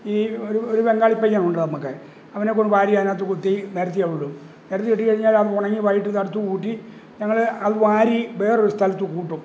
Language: Malayalam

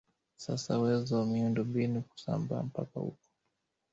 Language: Swahili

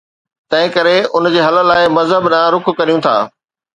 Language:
Sindhi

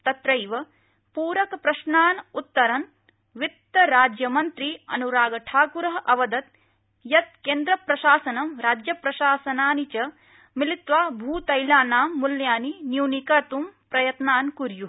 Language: Sanskrit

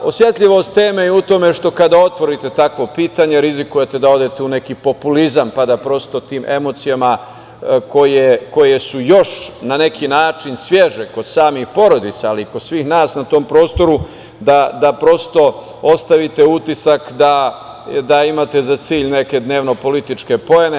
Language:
Serbian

